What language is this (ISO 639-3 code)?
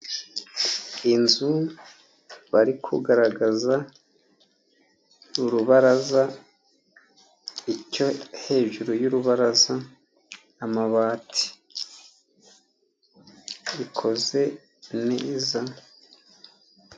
kin